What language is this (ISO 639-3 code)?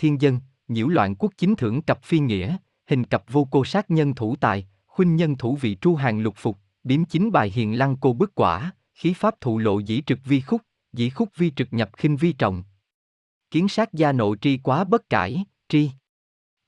vie